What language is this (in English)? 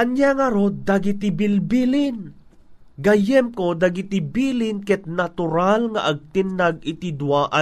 Filipino